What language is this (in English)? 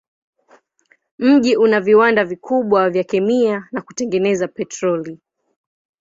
Swahili